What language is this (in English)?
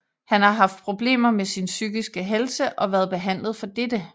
Danish